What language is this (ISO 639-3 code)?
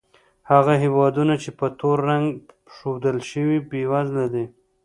pus